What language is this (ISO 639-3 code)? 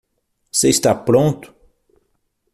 por